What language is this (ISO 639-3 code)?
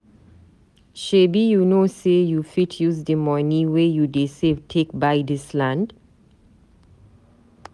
pcm